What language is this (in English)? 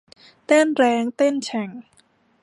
Thai